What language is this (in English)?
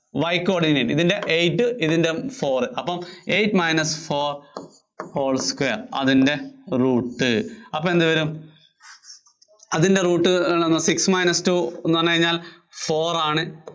Malayalam